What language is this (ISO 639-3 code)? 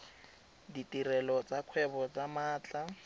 tsn